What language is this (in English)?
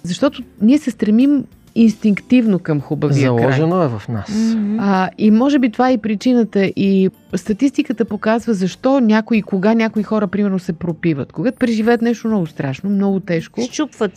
Bulgarian